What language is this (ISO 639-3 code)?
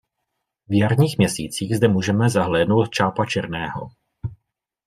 ces